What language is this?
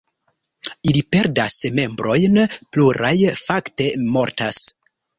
Esperanto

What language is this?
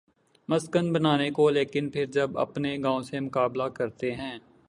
Urdu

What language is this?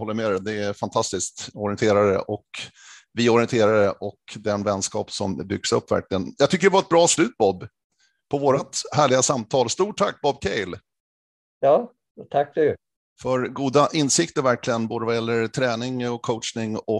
Swedish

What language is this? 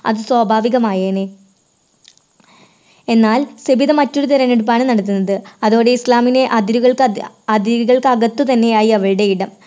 Malayalam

